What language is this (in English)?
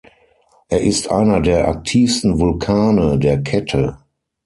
German